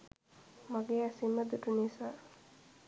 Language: Sinhala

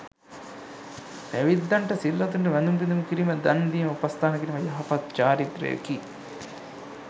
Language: Sinhala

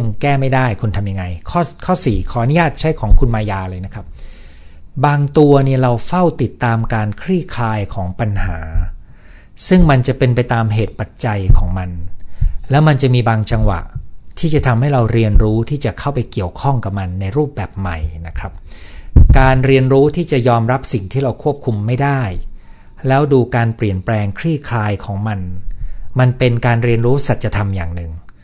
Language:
Thai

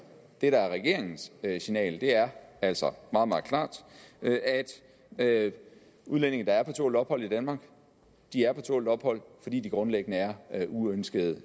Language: Danish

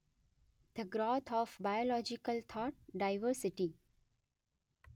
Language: Gujarati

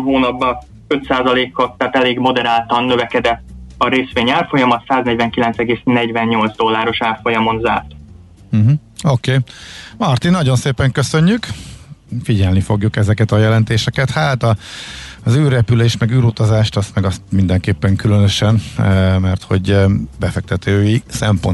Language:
Hungarian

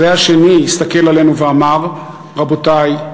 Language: Hebrew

